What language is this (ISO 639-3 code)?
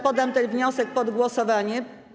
pol